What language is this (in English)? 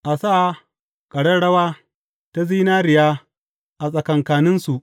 Hausa